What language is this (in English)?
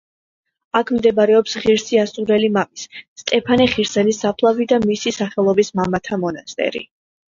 Georgian